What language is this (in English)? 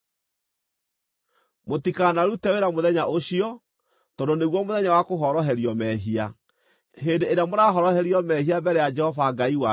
Kikuyu